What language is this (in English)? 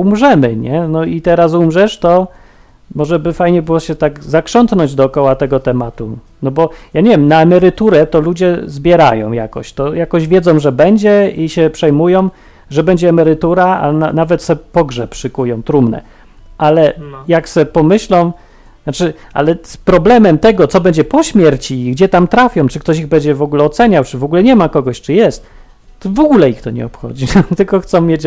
Polish